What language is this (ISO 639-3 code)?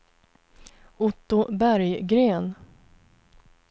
swe